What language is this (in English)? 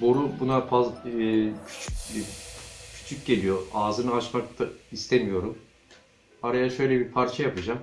Turkish